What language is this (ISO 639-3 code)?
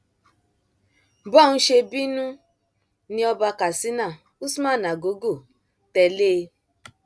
yor